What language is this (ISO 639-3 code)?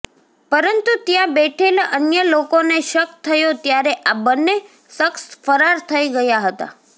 guj